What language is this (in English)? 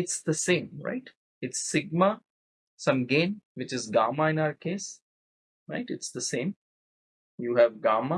English